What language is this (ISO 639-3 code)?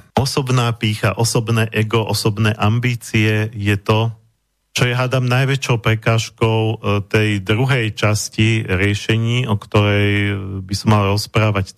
slk